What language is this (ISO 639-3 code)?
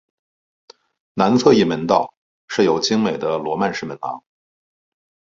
zho